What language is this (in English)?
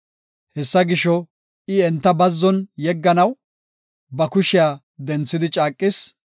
Gofa